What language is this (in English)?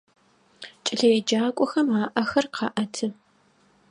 Adyghe